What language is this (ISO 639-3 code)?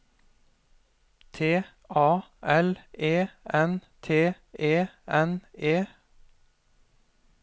nor